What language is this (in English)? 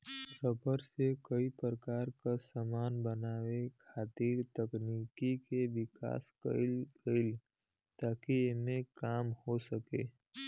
Bhojpuri